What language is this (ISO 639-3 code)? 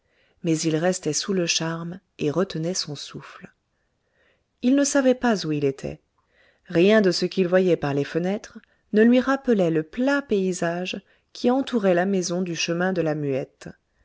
fra